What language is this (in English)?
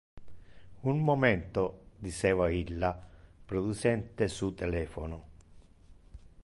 Interlingua